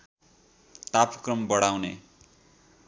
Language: Nepali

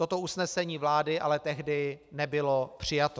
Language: Czech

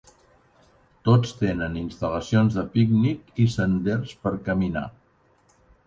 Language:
Catalan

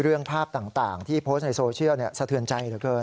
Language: Thai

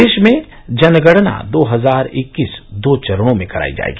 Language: Hindi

